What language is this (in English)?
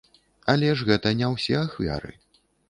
Belarusian